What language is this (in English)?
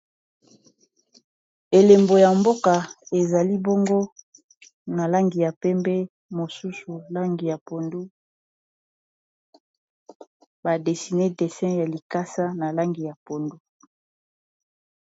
Lingala